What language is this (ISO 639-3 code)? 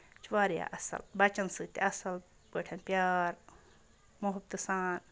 kas